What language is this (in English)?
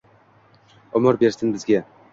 Uzbek